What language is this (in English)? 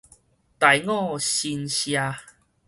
Min Nan Chinese